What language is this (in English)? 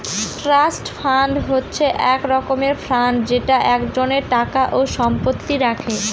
Bangla